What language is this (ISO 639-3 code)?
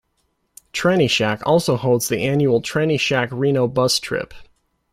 eng